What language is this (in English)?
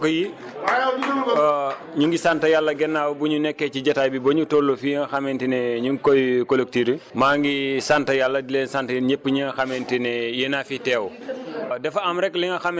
Wolof